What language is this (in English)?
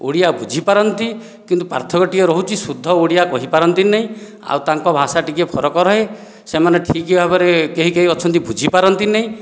Odia